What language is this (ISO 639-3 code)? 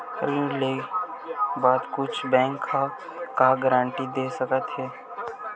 hne